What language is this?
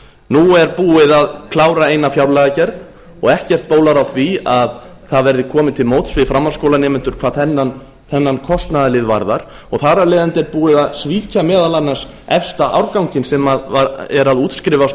Icelandic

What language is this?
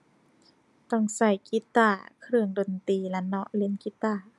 Thai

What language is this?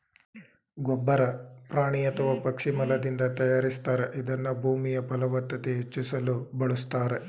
Kannada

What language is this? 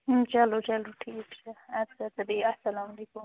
Kashmiri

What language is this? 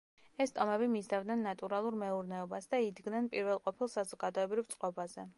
Georgian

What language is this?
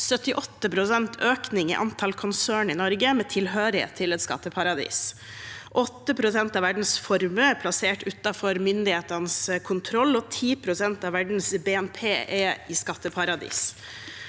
Norwegian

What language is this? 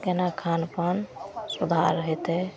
Maithili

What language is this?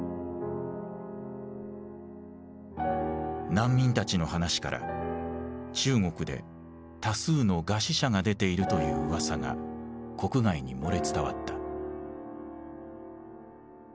Japanese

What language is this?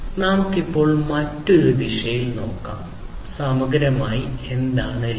Malayalam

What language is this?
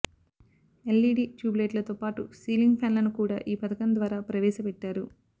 Telugu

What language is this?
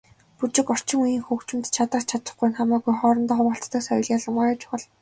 Mongolian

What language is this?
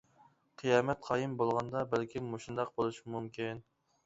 Uyghur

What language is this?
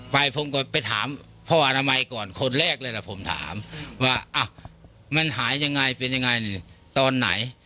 Thai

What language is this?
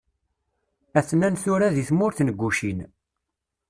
Kabyle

